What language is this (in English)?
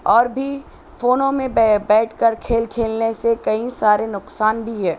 Urdu